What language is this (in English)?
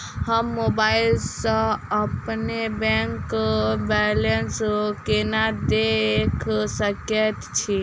Maithili